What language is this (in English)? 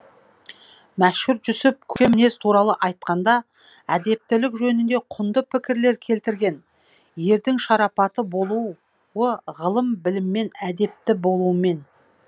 Kazakh